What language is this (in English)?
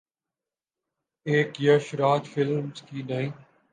Urdu